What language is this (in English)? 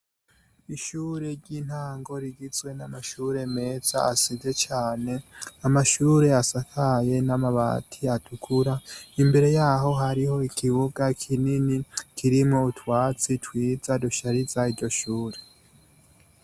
Rundi